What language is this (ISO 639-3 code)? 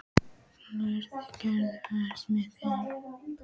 isl